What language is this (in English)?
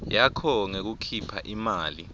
Swati